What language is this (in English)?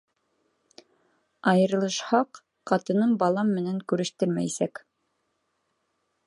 Bashkir